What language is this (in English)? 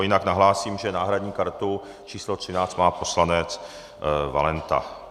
Czech